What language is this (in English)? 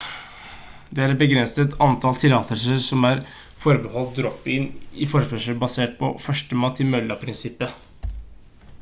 Norwegian Bokmål